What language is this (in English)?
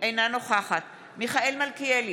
Hebrew